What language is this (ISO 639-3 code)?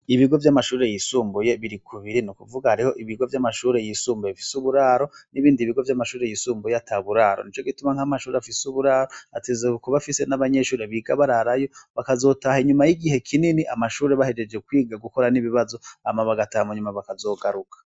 run